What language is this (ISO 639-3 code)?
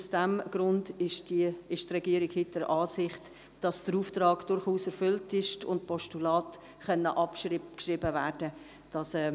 gsw